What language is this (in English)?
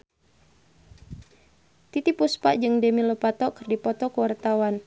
Sundanese